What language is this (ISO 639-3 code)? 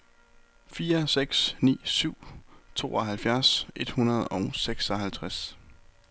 dan